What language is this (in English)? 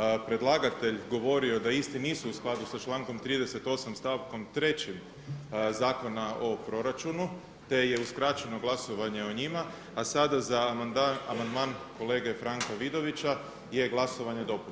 Croatian